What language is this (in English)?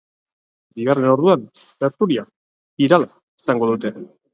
Basque